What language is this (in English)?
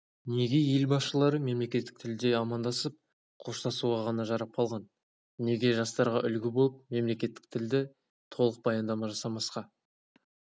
Kazakh